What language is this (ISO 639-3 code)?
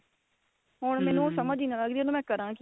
pan